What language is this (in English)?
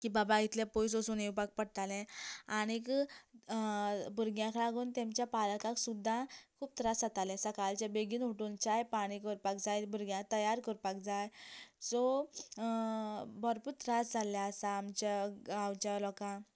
Konkani